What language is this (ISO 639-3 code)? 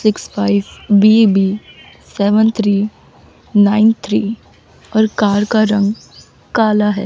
hin